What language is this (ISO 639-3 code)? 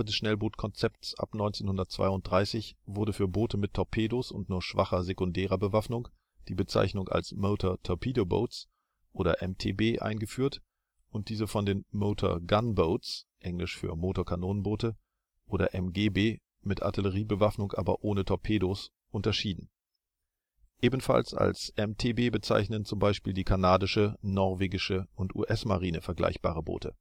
deu